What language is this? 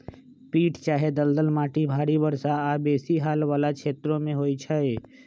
Magahi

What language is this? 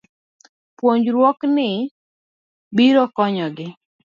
Luo (Kenya and Tanzania)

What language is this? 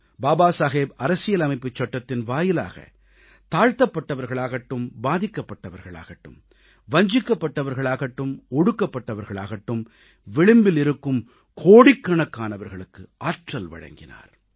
Tamil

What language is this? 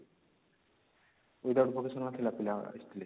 Odia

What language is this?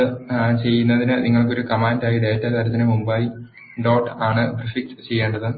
Malayalam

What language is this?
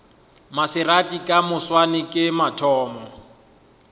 Northern Sotho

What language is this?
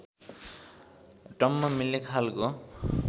Nepali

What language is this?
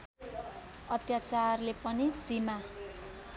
Nepali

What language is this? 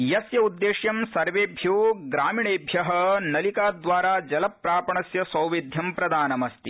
Sanskrit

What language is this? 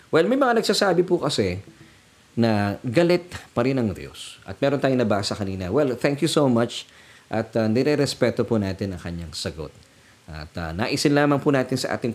Filipino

